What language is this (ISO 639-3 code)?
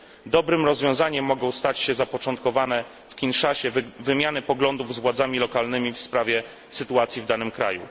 pol